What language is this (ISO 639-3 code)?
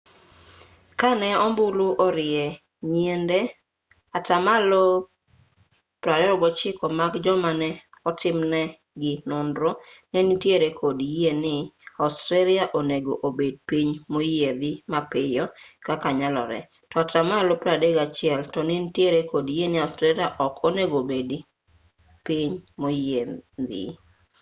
luo